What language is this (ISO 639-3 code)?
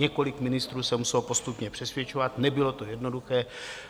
ces